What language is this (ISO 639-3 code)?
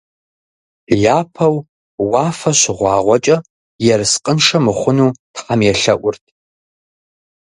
kbd